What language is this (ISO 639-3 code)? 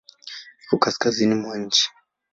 swa